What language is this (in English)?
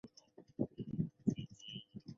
Chinese